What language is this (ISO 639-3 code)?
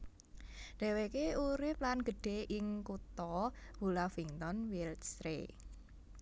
jav